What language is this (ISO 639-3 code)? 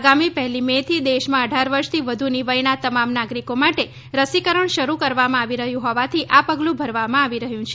guj